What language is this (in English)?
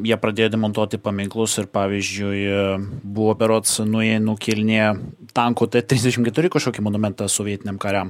Lithuanian